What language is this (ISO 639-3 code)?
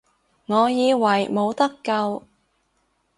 yue